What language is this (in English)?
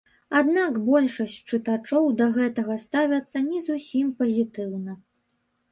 Belarusian